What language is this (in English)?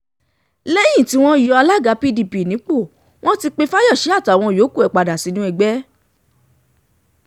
Yoruba